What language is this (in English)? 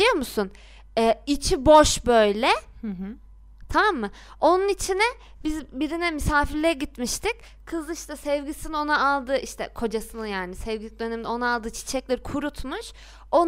Turkish